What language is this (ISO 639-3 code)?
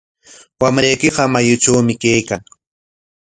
qwa